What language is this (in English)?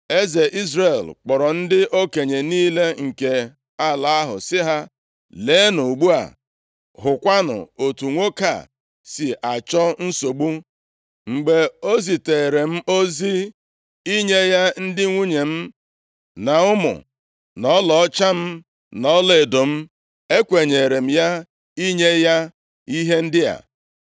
Igbo